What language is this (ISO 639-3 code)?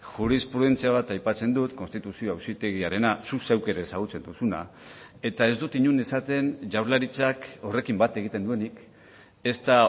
eus